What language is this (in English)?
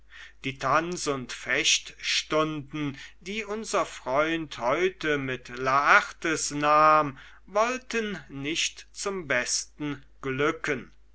German